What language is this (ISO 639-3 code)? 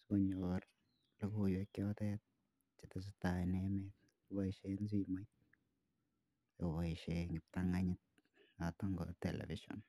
kln